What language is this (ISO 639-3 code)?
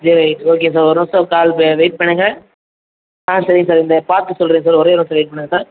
tam